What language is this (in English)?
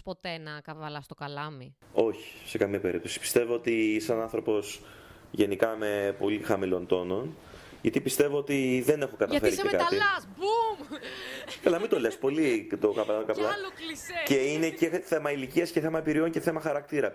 Greek